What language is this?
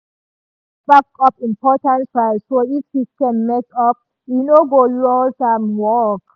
Nigerian Pidgin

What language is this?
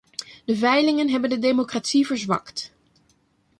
Dutch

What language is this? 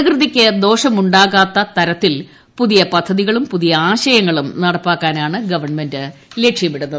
Malayalam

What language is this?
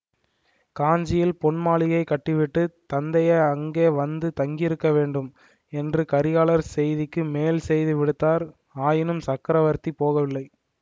Tamil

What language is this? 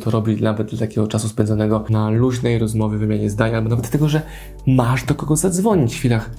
Polish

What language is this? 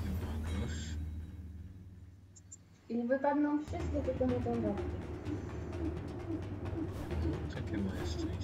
Polish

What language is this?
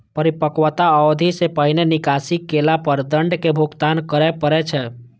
Maithili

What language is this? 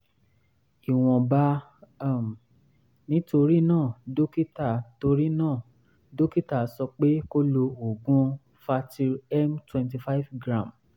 Yoruba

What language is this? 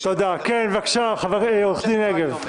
Hebrew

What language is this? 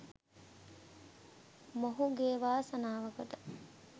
Sinhala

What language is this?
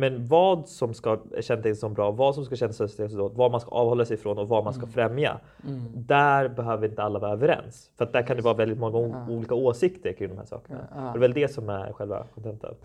Swedish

